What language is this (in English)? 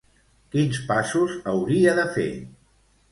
Catalan